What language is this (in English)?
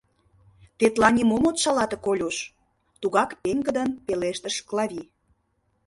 Mari